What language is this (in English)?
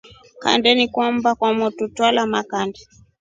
Rombo